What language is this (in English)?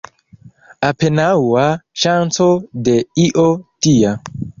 Esperanto